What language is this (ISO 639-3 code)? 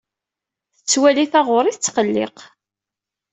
kab